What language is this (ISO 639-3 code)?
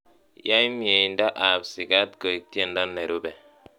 kln